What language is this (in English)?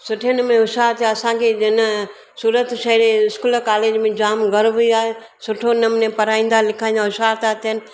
Sindhi